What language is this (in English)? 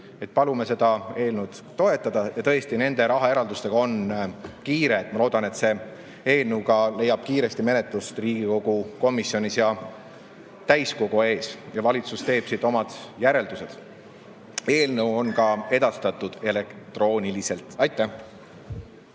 Estonian